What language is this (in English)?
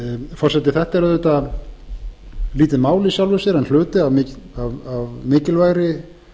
Icelandic